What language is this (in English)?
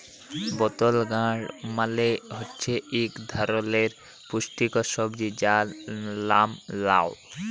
Bangla